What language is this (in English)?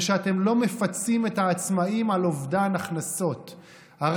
Hebrew